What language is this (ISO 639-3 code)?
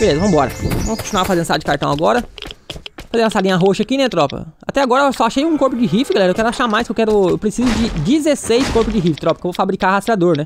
por